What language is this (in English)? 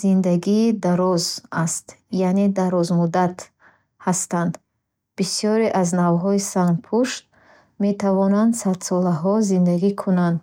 Bukharic